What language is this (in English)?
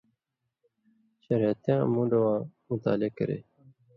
Indus Kohistani